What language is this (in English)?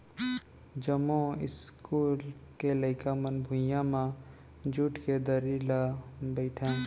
Chhattisgarhi